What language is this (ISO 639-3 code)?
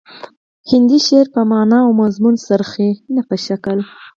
pus